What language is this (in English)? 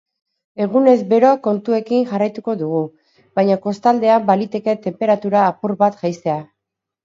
Basque